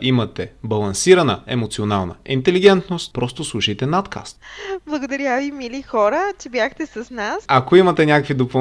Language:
Bulgarian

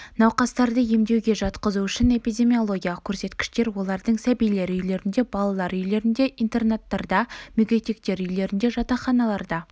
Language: Kazakh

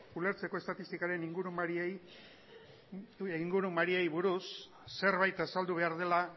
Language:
Basque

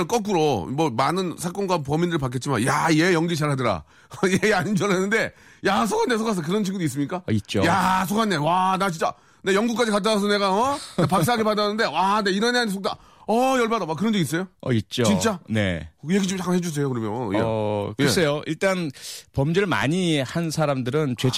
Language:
Korean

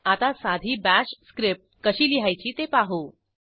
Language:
Marathi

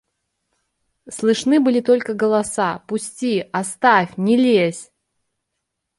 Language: Russian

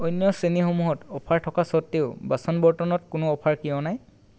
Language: Assamese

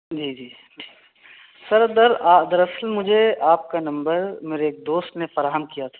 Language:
Urdu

